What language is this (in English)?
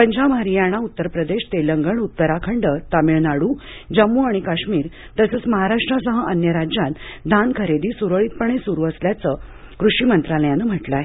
Marathi